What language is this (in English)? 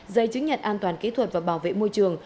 Vietnamese